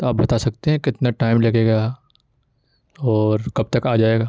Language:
Urdu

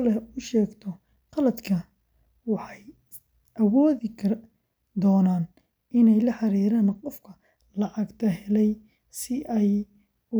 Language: Somali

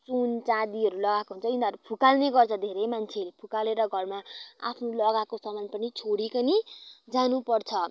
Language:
Nepali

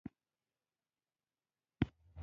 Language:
Pashto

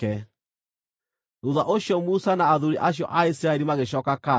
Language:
Kikuyu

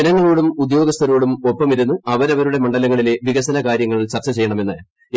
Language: Malayalam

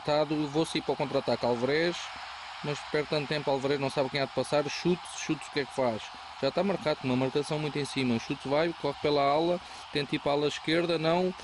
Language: Portuguese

